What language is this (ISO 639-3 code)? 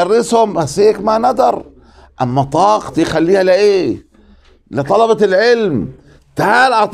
ara